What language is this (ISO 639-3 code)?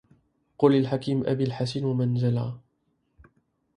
ara